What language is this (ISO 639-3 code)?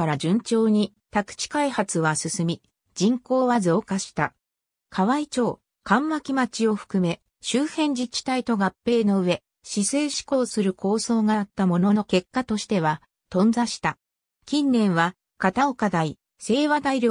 jpn